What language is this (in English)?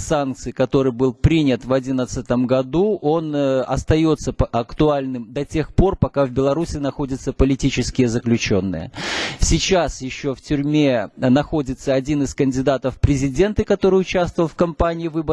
Russian